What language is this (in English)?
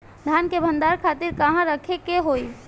Bhojpuri